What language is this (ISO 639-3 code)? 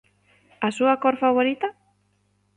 glg